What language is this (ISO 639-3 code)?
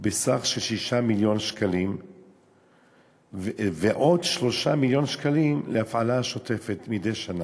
heb